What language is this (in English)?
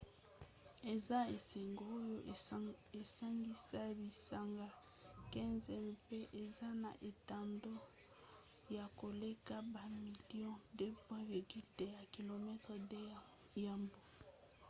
Lingala